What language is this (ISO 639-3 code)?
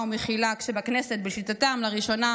heb